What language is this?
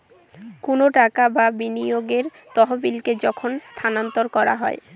Bangla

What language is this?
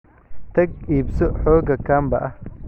Somali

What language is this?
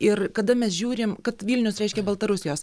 Lithuanian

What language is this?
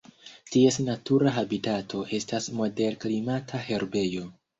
Esperanto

